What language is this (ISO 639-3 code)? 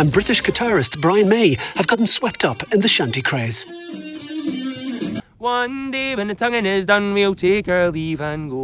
deu